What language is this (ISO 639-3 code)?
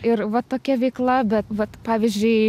lit